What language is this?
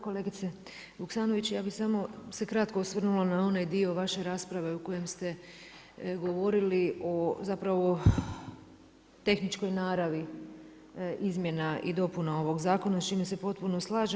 Croatian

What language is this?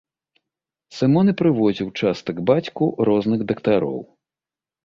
Belarusian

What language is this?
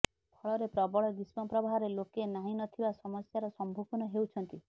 Odia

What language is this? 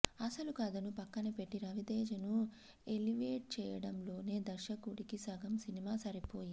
Telugu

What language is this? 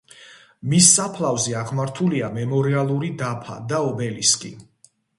Georgian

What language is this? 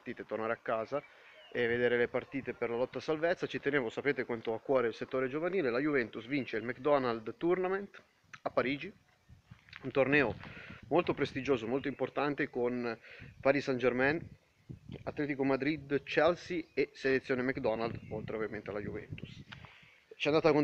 Italian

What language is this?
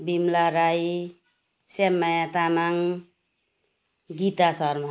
Nepali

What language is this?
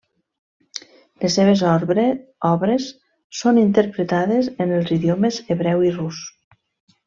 Catalan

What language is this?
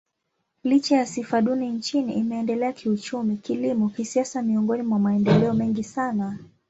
Swahili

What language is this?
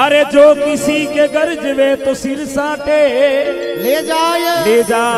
Hindi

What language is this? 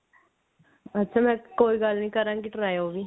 Punjabi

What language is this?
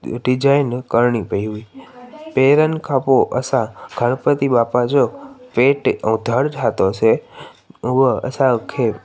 Sindhi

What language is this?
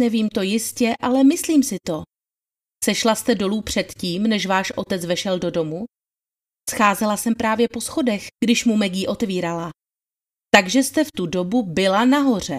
Czech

